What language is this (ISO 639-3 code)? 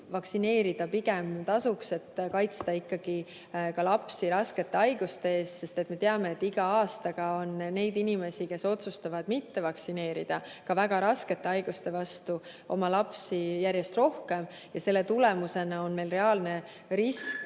est